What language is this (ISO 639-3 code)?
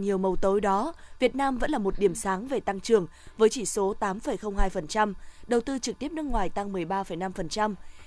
vie